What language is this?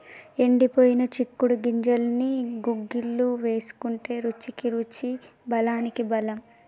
Telugu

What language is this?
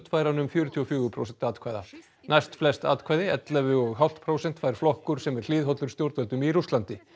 Icelandic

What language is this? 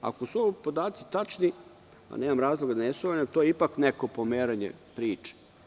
Serbian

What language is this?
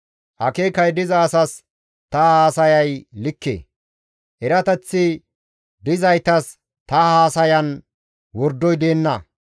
Gamo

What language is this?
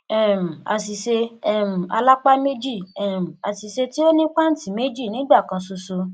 Yoruba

